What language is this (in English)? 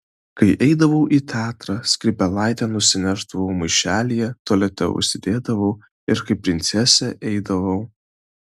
Lithuanian